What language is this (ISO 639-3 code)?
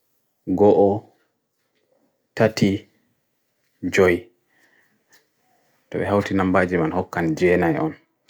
fui